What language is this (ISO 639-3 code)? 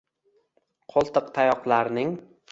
uzb